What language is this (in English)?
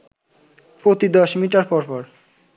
Bangla